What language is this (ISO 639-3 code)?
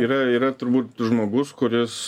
lit